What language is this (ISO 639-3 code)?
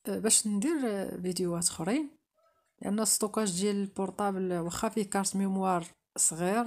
ara